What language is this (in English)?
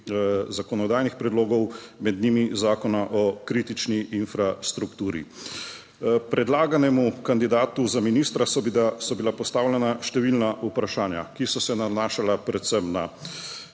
Slovenian